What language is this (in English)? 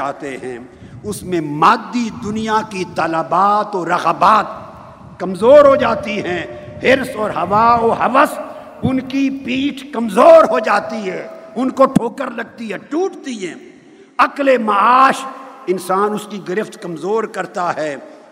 Urdu